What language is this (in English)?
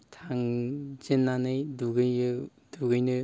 Bodo